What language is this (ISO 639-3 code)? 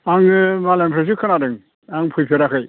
brx